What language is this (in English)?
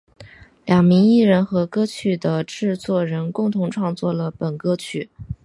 Chinese